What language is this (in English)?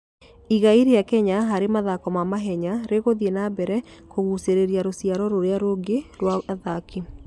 Kikuyu